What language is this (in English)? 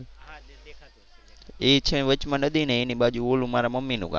Gujarati